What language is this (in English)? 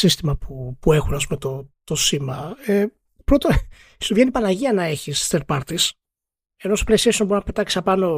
Greek